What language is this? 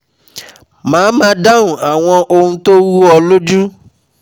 Yoruba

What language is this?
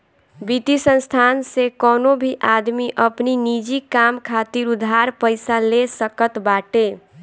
Bhojpuri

